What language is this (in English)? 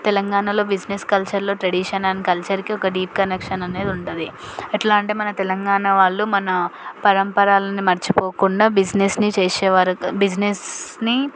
Telugu